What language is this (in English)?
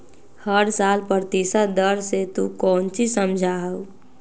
Magahi